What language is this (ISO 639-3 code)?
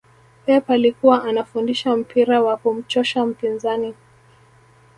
swa